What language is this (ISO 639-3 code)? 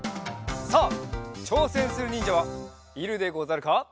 jpn